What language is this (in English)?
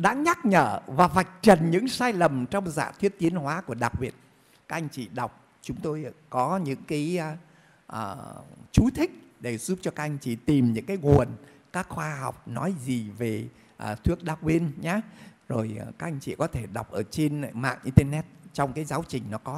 Vietnamese